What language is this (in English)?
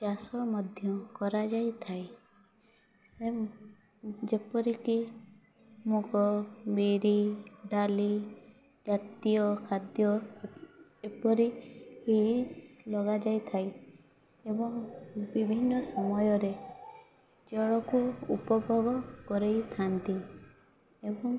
Odia